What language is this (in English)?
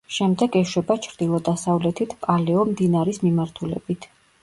Georgian